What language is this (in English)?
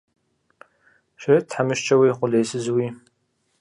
Kabardian